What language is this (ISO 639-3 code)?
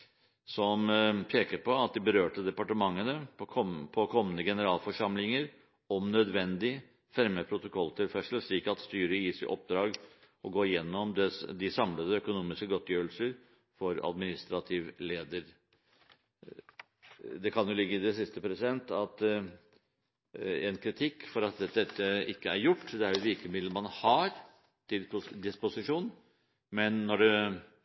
nob